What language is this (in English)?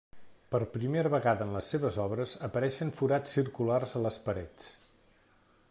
Catalan